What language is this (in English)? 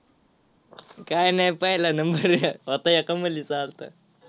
Marathi